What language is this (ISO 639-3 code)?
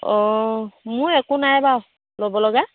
asm